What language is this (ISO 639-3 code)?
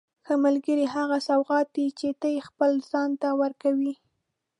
pus